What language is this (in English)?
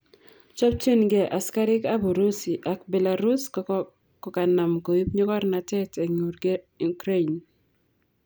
Kalenjin